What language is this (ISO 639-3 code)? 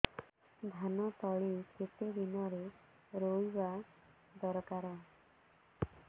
ori